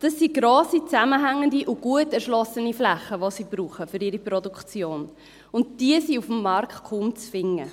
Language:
Swiss German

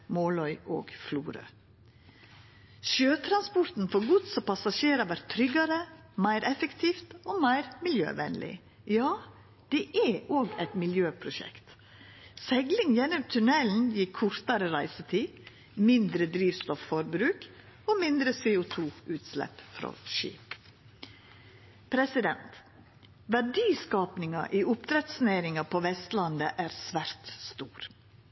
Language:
Norwegian Nynorsk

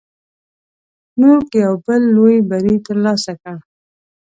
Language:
Pashto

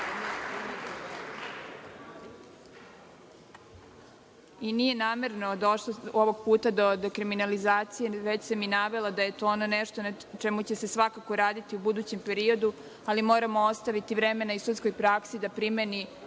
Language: Serbian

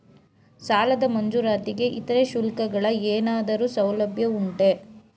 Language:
Kannada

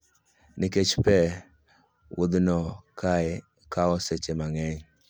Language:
Luo (Kenya and Tanzania)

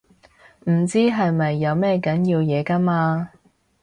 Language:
Cantonese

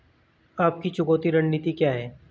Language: Hindi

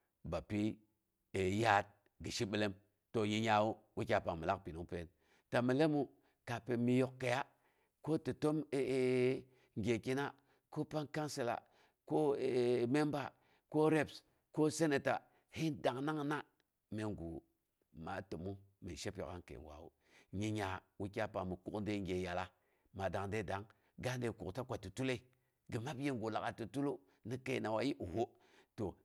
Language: Boghom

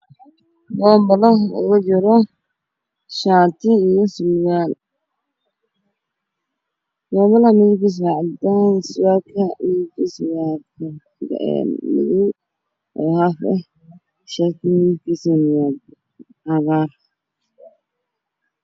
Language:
Somali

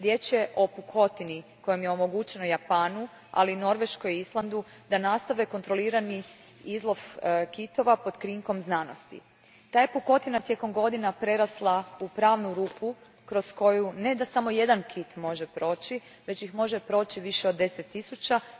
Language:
Croatian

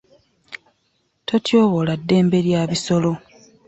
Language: Ganda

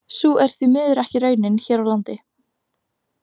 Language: Icelandic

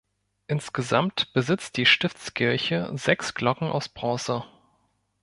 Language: German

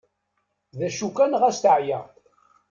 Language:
Kabyle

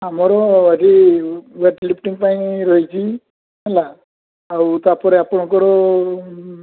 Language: Odia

